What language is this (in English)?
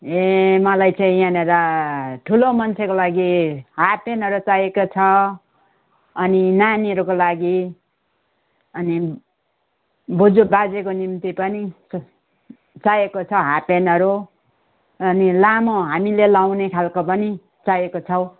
Nepali